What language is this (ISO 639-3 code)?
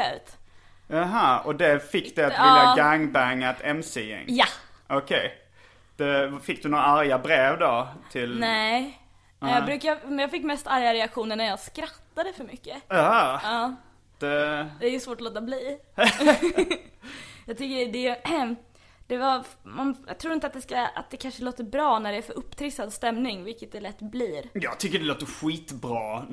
swe